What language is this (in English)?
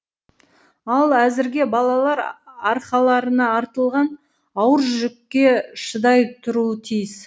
Kazakh